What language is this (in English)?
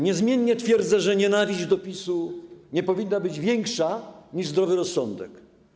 Polish